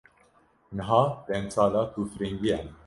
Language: Kurdish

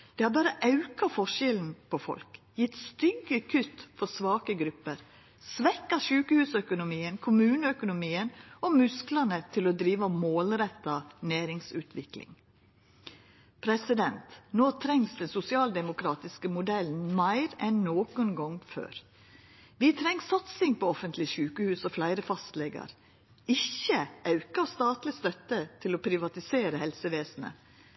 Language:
Norwegian Nynorsk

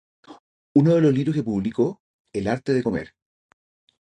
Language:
Spanish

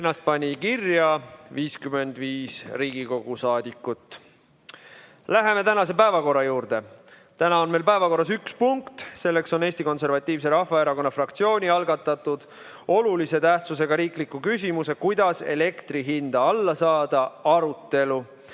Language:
Estonian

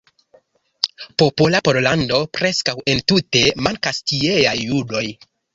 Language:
Esperanto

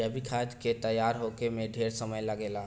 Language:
Bhojpuri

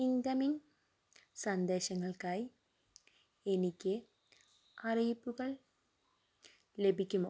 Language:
Malayalam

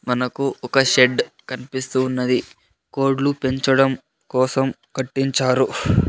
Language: Telugu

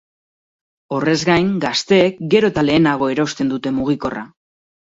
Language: Basque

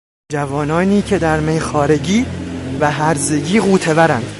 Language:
Persian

